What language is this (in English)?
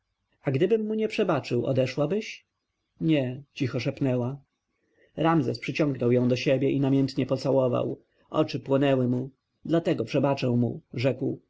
Polish